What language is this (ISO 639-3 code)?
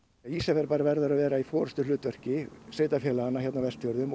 isl